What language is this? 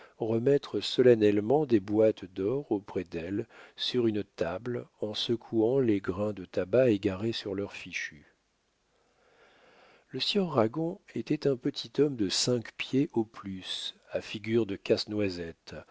French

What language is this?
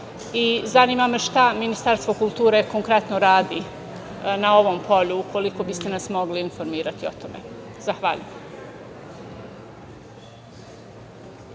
Serbian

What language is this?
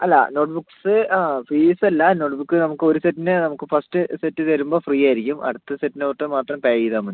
Malayalam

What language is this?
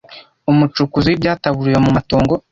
Kinyarwanda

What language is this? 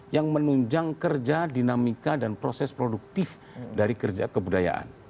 Indonesian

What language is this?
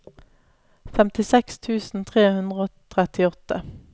Norwegian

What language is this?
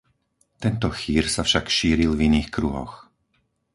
Slovak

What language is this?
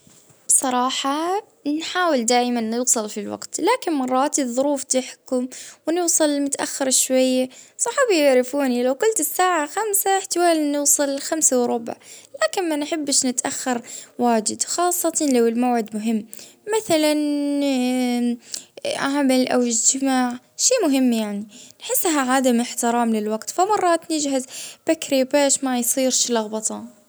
Libyan Arabic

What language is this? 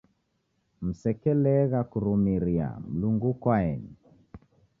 Taita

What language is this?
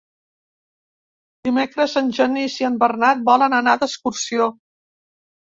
Catalan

